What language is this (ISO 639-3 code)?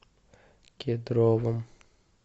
rus